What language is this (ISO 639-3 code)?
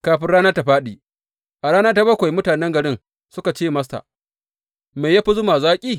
hau